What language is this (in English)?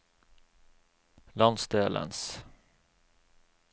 Norwegian